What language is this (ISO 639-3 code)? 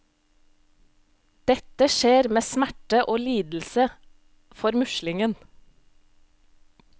nor